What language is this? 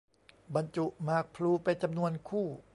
Thai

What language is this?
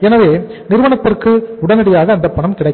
Tamil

